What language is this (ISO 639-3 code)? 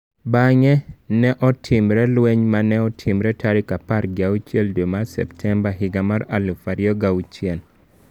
luo